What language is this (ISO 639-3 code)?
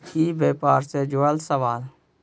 mag